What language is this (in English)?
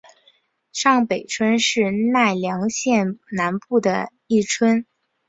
Chinese